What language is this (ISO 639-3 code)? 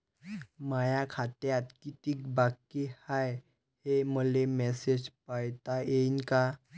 mar